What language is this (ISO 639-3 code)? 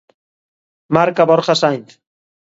glg